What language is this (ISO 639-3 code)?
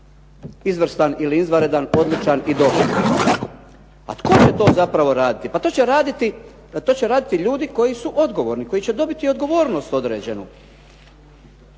hrv